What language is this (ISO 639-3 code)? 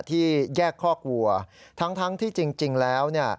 tha